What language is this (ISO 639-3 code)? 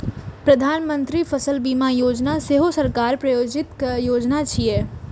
mai